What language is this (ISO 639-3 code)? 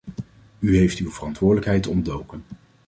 nld